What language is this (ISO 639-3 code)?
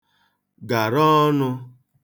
ibo